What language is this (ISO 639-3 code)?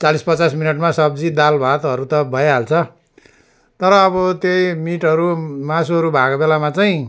nep